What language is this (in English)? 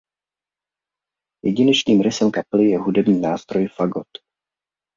Czech